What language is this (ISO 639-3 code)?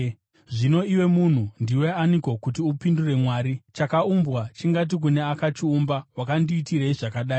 sna